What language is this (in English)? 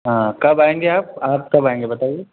Urdu